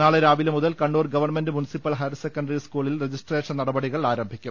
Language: Malayalam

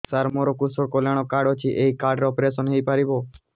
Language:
Odia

